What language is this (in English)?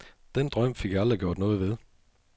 Danish